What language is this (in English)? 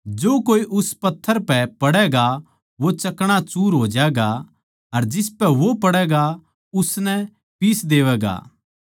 Haryanvi